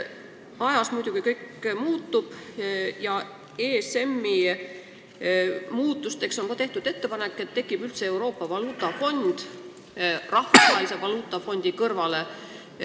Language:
Estonian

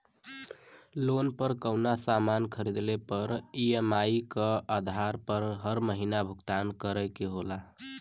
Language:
Bhojpuri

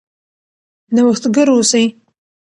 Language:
Pashto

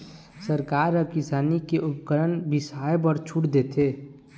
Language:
Chhattisgarhi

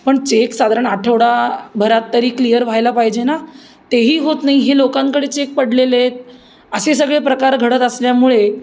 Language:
Marathi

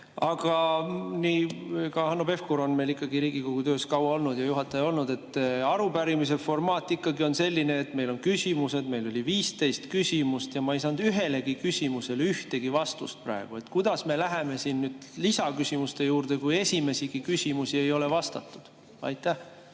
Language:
Estonian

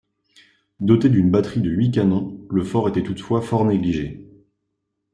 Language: French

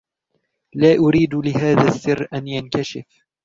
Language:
Arabic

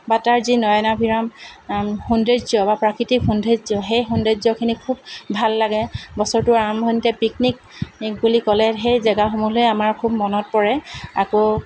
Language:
Assamese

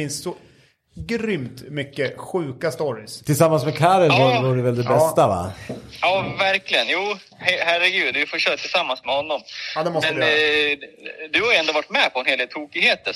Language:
Swedish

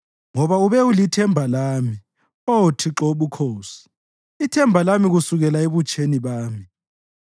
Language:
North Ndebele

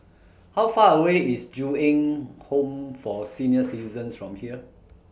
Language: English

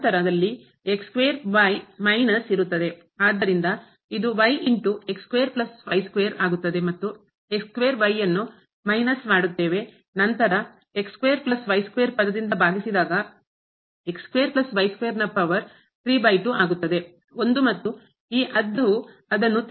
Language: Kannada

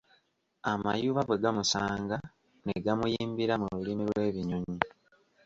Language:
Ganda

